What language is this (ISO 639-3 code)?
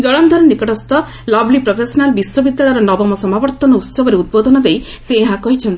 ori